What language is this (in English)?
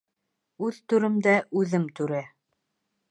Bashkir